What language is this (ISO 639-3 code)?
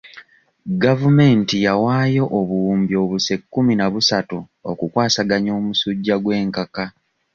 lug